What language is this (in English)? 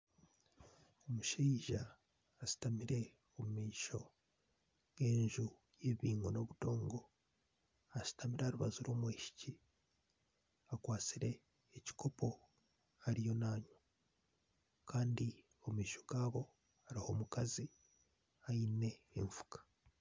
Nyankole